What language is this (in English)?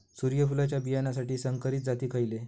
Marathi